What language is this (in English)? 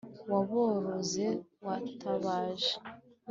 Kinyarwanda